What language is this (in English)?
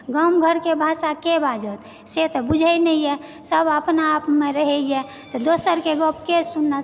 Maithili